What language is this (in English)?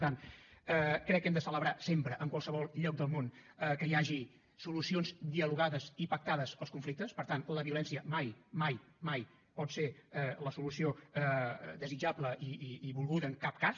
Catalan